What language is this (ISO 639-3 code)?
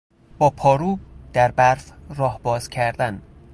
fas